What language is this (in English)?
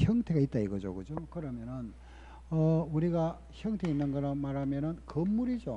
Korean